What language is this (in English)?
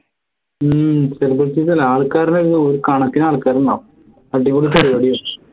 Malayalam